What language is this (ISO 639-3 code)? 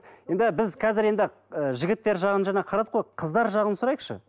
kaz